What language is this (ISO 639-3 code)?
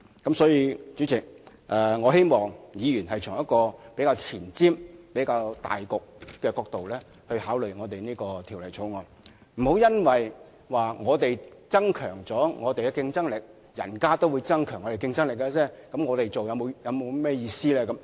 yue